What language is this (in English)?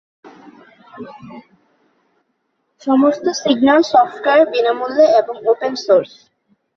Bangla